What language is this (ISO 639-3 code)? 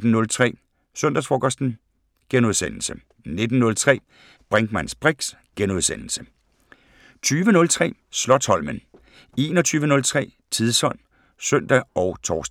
dan